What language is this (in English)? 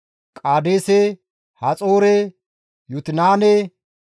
Gamo